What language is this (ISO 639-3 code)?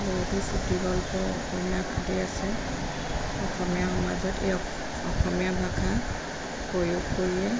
asm